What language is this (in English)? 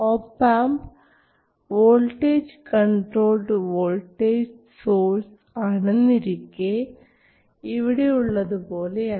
Malayalam